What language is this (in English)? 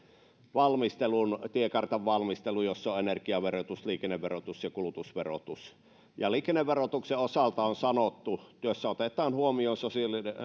Finnish